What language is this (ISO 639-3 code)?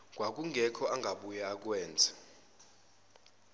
zul